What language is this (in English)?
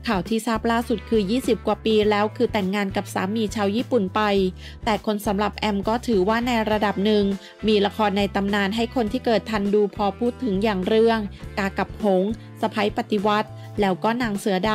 Thai